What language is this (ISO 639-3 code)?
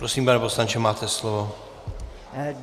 ces